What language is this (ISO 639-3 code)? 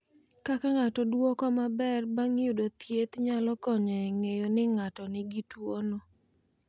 luo